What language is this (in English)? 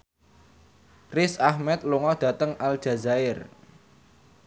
Javanese